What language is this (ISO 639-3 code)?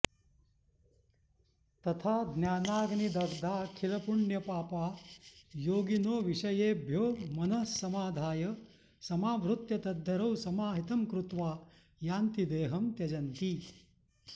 san